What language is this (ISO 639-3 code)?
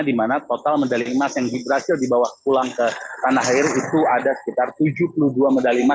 ind